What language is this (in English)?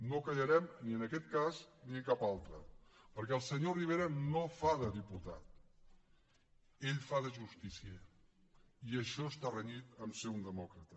Catalan